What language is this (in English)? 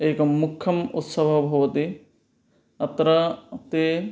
Sanskrit